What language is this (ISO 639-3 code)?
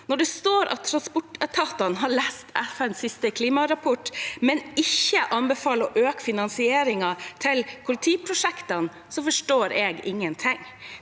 nor